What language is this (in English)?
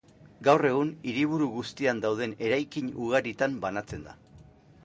Basque